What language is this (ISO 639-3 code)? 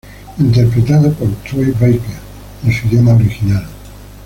spa